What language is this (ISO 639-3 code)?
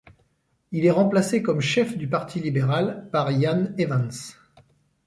fra